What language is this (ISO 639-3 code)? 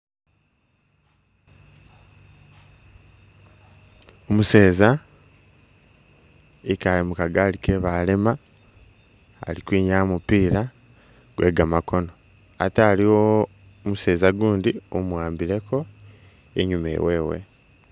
myx